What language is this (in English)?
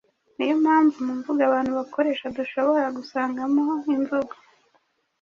Kinyarwanda